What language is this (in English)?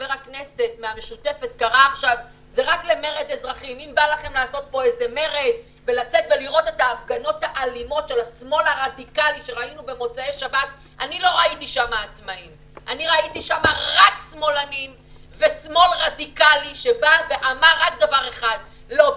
Hebrew